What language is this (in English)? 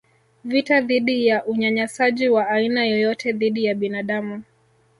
Swahili